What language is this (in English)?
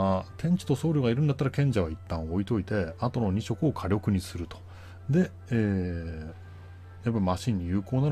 Japanese